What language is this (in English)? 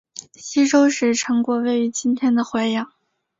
Chinese